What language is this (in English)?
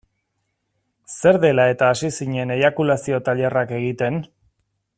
Basque